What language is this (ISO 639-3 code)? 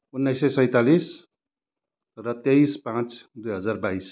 nep